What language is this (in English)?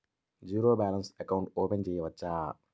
Telugu